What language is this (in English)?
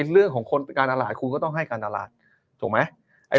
Thai